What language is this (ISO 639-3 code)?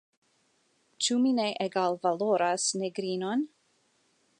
epo